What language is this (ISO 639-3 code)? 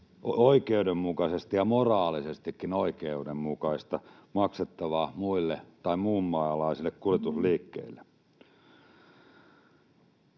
fin